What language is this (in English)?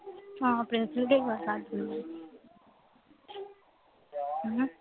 Punjabi